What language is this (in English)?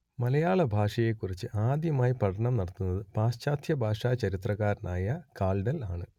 Malayalam